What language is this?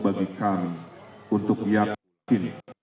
Indonesian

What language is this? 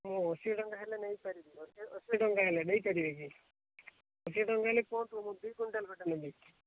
Odia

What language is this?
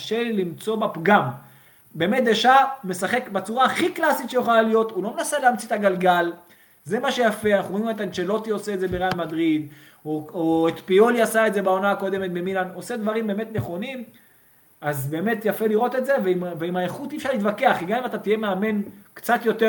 Hebrew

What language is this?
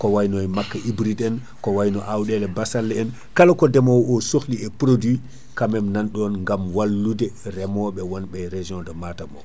Fula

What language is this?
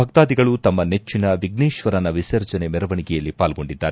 Kannada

